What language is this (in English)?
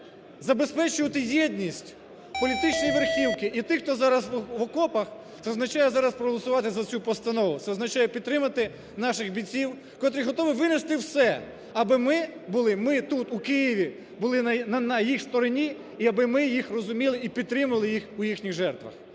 Ukrainian